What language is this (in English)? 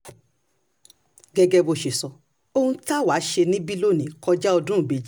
Yoruba